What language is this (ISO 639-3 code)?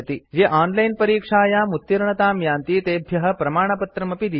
san